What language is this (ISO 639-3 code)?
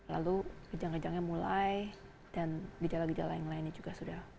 ind